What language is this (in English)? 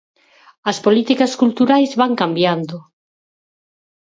Galician